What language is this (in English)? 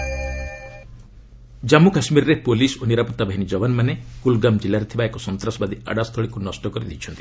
Odia